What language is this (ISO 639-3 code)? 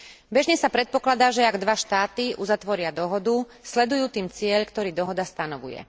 slk